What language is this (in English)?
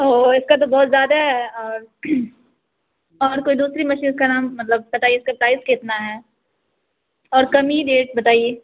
Urdu